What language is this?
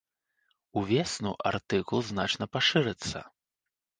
Belarusian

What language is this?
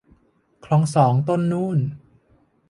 Thai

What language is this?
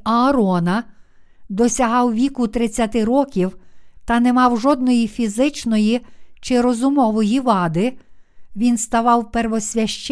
Ukrainian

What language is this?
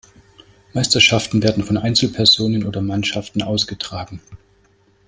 German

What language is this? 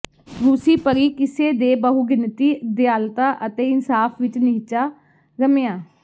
Punjabi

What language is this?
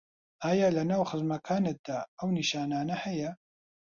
Central Kurdish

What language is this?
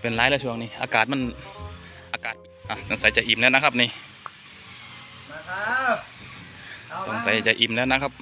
Thai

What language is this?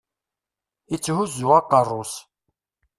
Kabyle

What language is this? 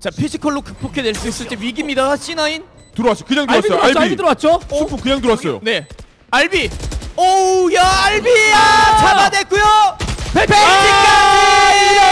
Korean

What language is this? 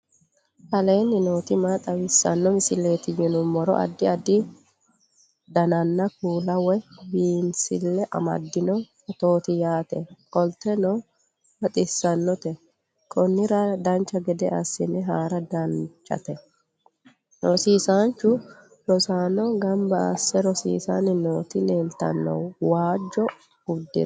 Sidamo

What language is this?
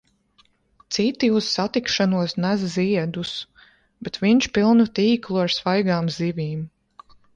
Latvian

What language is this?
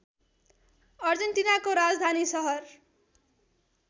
Nepali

